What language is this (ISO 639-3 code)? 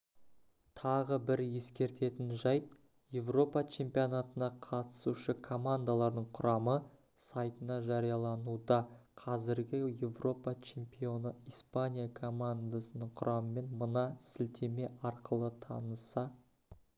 kaz